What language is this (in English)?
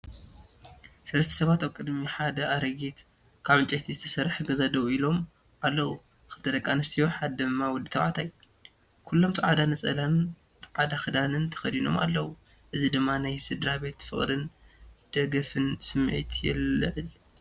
Tigrinya